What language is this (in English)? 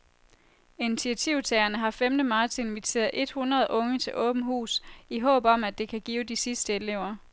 Danish